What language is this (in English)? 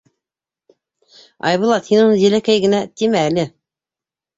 Bashkir